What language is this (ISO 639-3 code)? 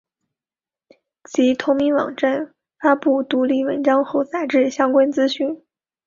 zho